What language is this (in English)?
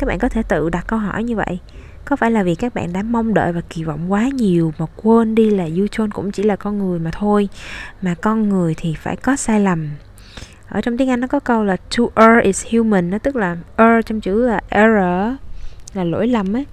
Vietnamese